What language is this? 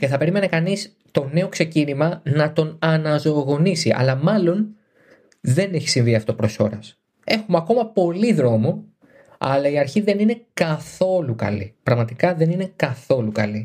Greek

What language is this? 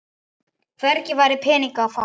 Icelandic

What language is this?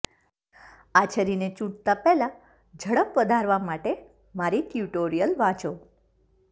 Gujarati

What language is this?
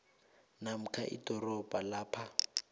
South Ndebele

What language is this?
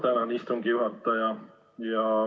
Estonian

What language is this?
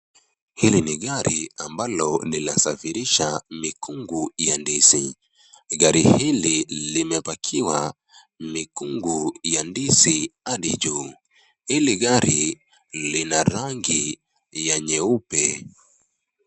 Swahili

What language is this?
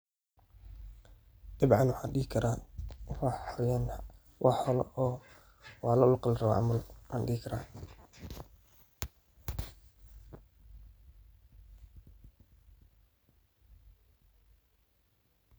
Somali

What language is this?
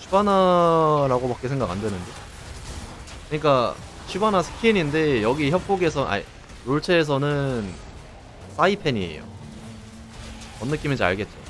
Korean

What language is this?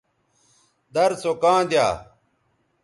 Bateri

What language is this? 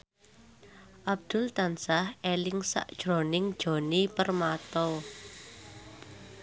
Javanese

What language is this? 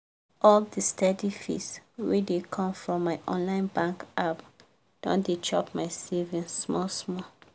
Nigerian Pidgin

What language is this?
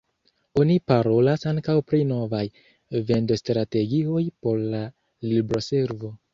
Esperanto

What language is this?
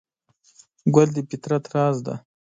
Pashto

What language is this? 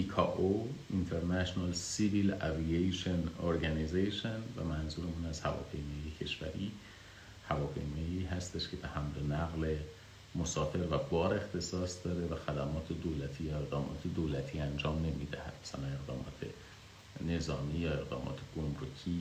Persian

